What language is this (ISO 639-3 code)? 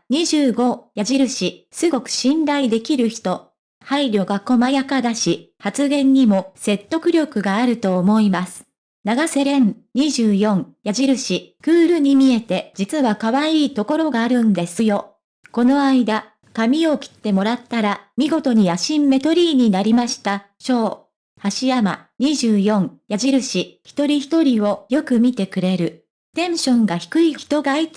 jpn